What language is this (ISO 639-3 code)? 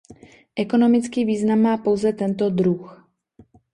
ces